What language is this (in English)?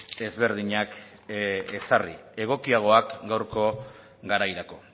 Basque